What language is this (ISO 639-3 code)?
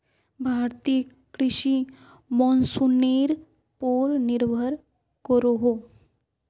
mag